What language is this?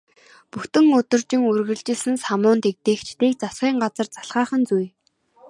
Mongolian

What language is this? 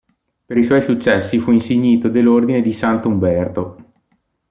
Italian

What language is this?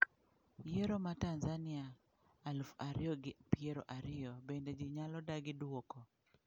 Luo (Kenya and Tanzania)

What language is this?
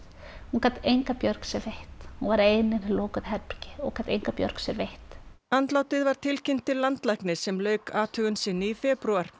Icelandic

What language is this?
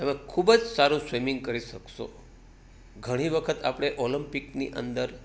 Gujarati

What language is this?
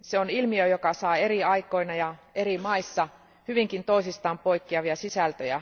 Finnish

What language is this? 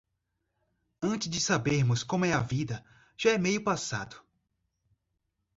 Portuguese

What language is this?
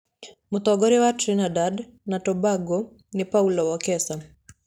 Kikuyu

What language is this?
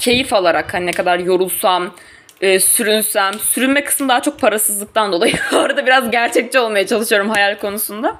Turkish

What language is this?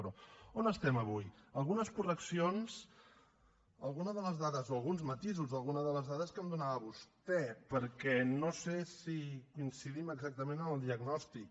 Catalan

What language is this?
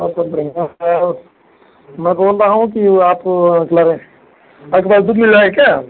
Hindi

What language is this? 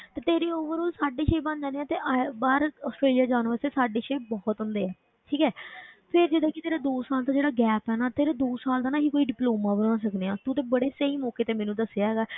Punjabi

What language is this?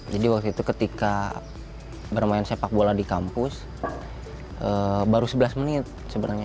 Indonesian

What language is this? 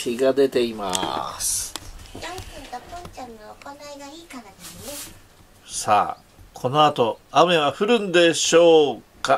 Japanese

